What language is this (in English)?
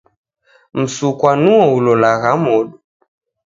Taita